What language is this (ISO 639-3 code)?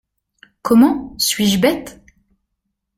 fra